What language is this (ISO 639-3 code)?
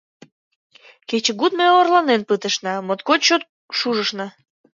chm